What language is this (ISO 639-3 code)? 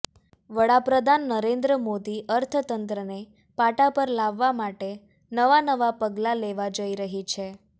guj